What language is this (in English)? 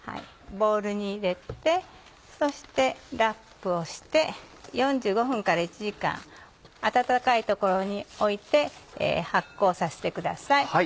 Japanese